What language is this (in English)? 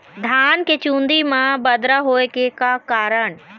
Chhattisgarhi